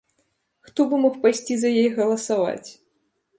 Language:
Belarusian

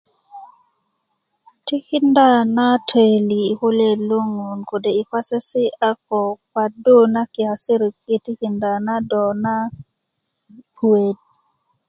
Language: Kuku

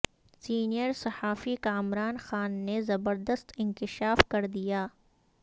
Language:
Urdu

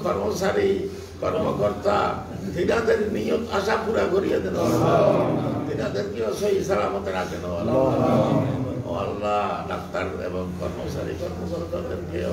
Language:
Turkish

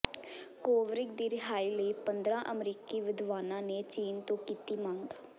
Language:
Punjabi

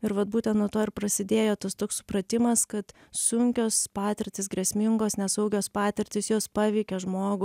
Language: Lithuanian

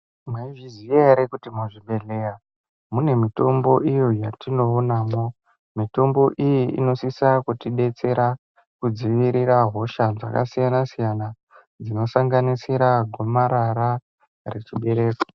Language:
Ndau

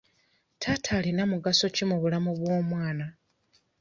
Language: Ganda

